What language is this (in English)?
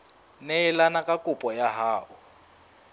Southern Sotho